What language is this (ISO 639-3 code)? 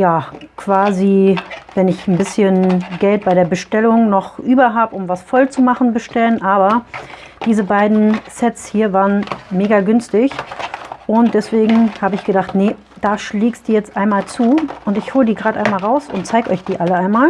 deu